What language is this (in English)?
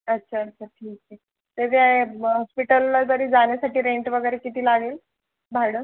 Marathi